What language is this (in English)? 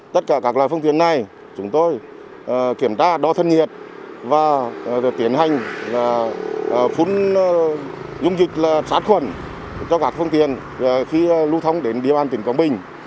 Vietnamese